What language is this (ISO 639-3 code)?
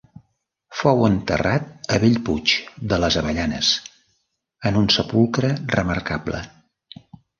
cat